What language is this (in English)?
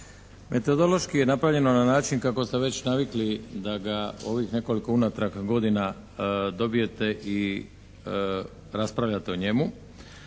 Croatian